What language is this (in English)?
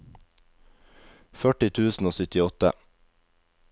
Norwegian